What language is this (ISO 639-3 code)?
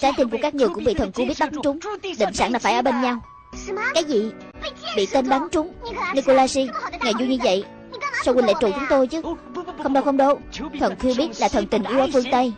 vie